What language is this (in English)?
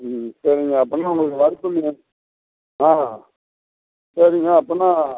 Tamil